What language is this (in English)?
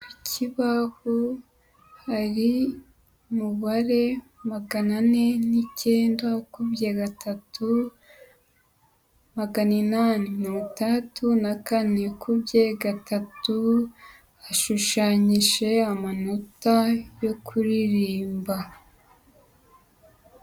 Kinyarwanda